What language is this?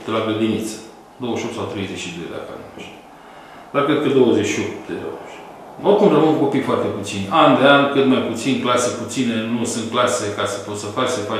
Romanian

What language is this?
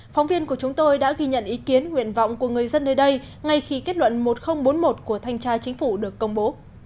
Vietnamese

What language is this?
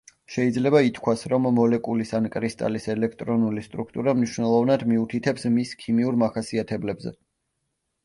Georgian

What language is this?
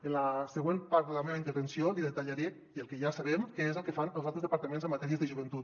Catalan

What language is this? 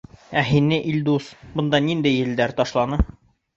Bashkir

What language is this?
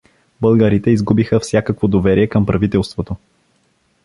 Bulgarian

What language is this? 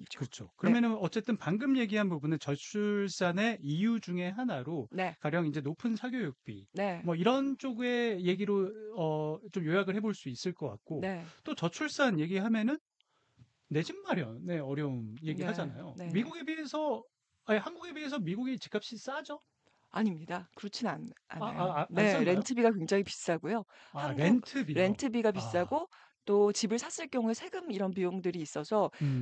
Korean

